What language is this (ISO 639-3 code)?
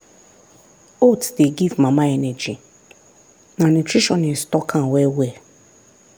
pcm